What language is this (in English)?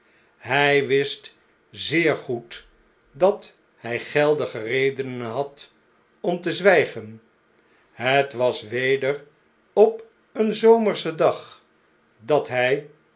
Dutch